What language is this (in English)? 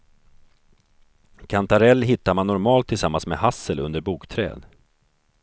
Swedish